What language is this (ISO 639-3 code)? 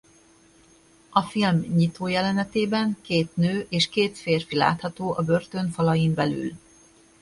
hun